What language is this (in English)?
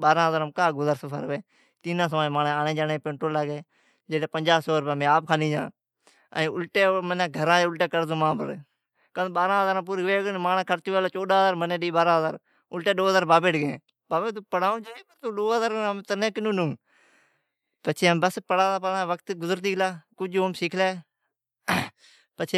Od